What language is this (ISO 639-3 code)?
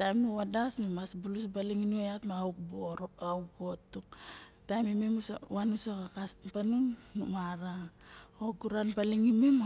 bjk